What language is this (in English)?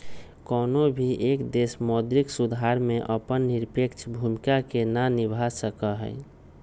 Magahi